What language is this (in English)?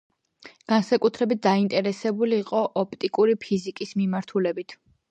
Georgian